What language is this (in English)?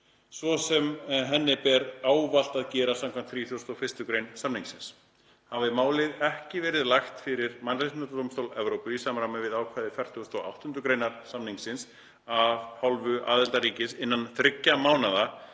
Icelandic